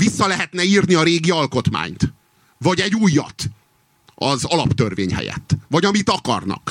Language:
Hungarian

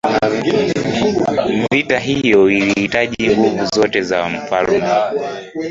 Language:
Swahili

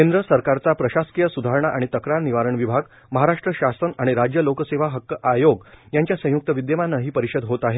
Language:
Marathi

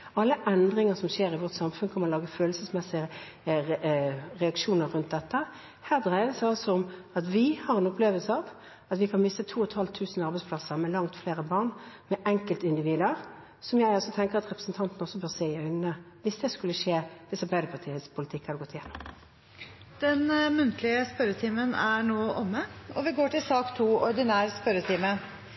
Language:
Norwegian Bokmål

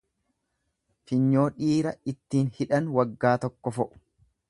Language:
Oromo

